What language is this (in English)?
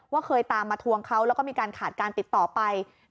Thai